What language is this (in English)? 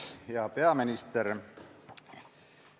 Estonian